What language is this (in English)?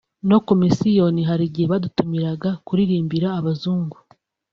Kinyarwanda